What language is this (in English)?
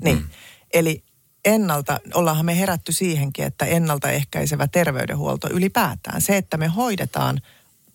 Finnish